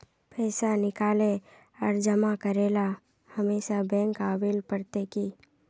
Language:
Magahi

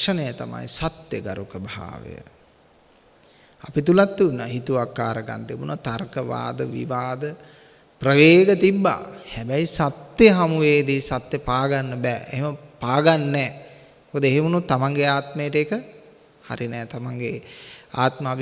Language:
Indonesian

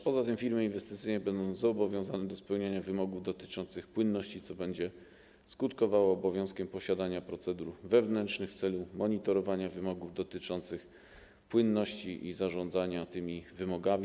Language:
Polish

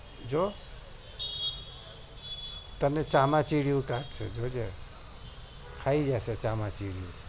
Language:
Gujarati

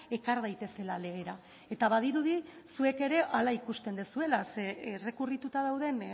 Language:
Basque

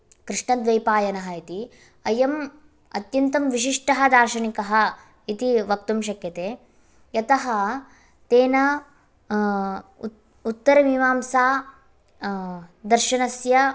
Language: Sanskrit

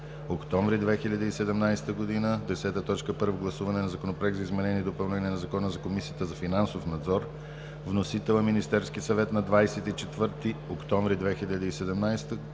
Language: Bulgarian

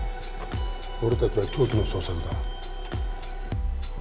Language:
Japanese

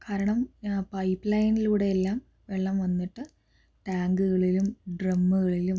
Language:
Malayalam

